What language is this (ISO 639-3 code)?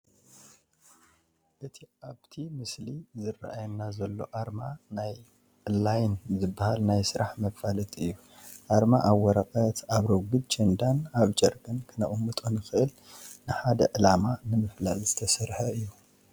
tir